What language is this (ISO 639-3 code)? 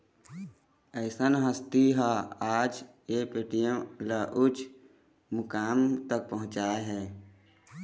hne